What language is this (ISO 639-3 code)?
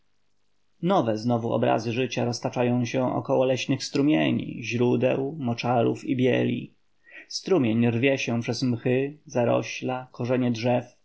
pol